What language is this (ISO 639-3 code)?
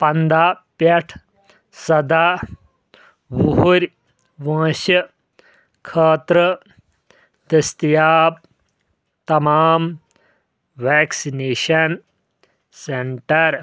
kas